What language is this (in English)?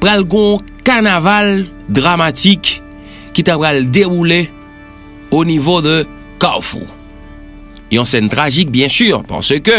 French